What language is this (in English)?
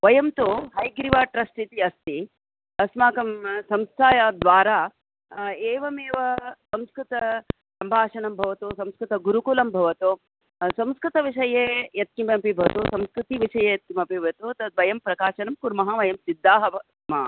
Sanskrit